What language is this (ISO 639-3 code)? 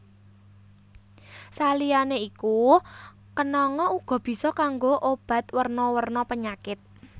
jav